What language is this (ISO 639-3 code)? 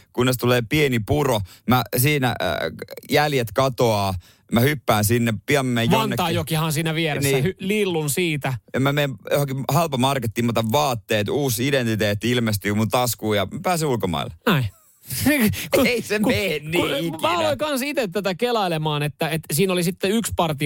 fin